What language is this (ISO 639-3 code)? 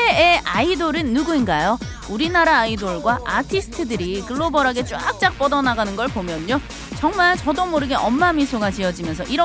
kor